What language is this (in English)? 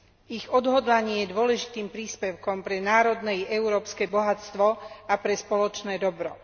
Slovak